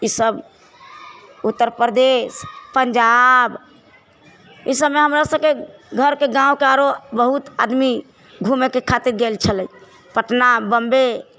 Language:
Maithili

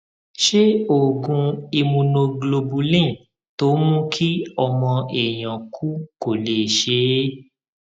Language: Yoruba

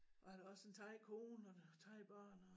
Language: Danish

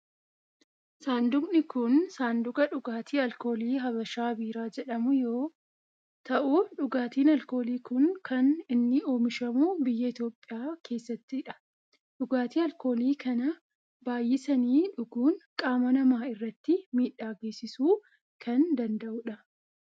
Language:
Oromo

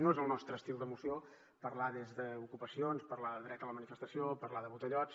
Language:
Catalan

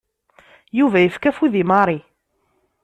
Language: Kabyle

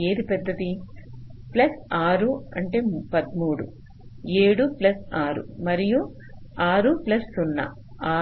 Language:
Telugu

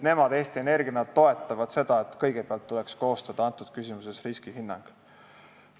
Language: Estonian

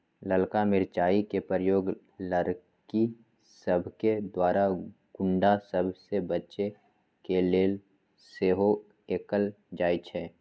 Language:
Magahi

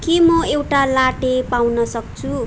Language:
Nepali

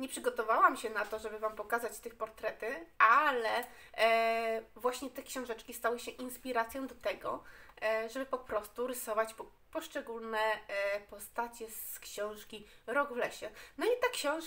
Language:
Polish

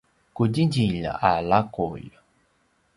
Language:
Paiwan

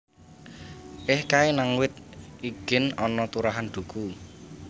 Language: Javanese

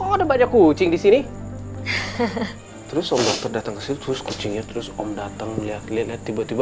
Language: Indonesian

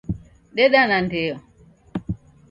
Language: Taita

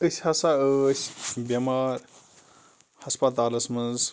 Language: Kashmiri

